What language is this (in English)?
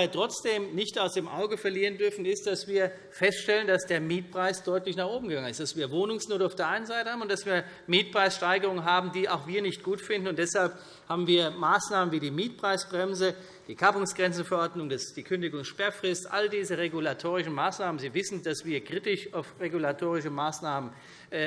German